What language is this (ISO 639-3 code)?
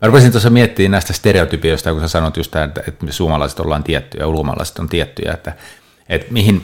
fin